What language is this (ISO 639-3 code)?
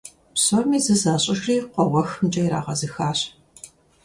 kbd